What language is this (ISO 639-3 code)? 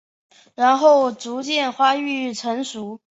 zho